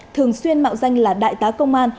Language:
Vietnamese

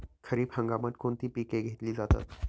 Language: Marathi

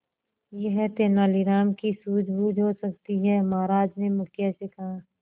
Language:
Hindi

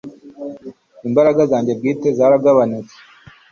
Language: Kinyarwanda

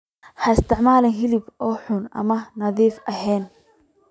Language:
Somali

